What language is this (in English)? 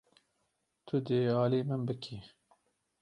Kurdish